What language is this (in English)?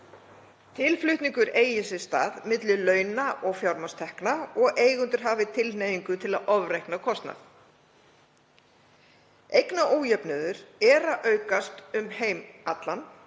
Icelandic